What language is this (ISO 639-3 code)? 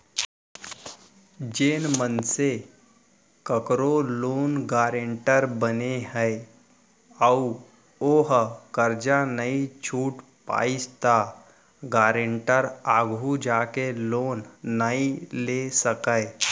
hne